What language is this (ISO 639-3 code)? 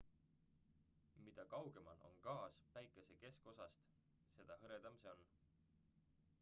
est